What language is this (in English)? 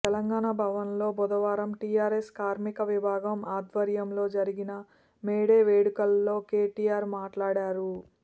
Telugu